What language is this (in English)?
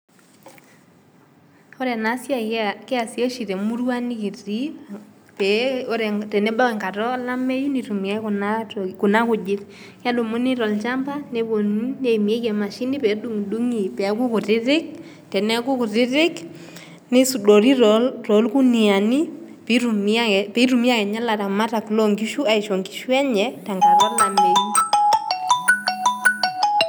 Masai